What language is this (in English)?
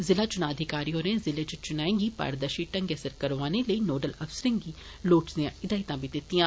Dogri